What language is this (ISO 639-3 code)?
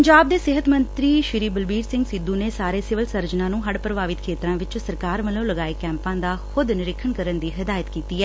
pan